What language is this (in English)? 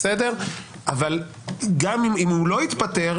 Hebrew